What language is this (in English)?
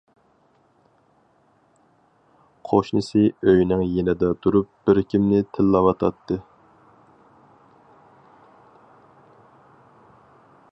Uyghur